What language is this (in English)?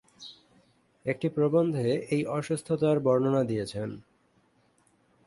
Bangla